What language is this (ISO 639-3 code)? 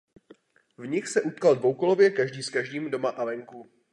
ces